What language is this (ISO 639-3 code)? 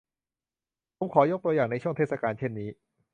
tha